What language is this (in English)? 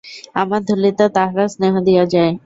Bangla